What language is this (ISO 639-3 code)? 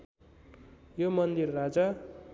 nep